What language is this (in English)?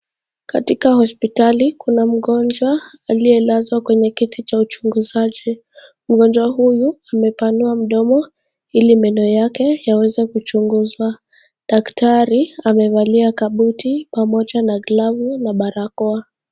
Swahili